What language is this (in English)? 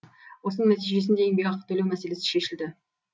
Kazakh